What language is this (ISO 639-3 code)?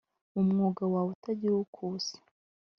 kin